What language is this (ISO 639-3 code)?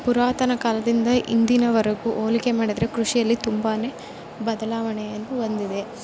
kan